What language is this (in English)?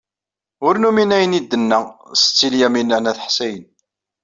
Kabyle